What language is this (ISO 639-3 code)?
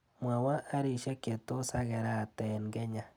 kln